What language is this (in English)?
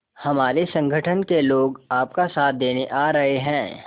Hindi